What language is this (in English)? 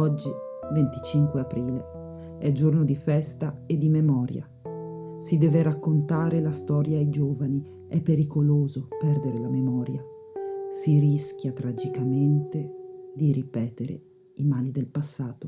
Italian